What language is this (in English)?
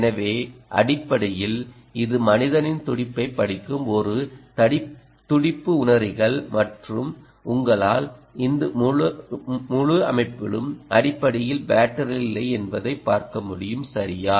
Tamil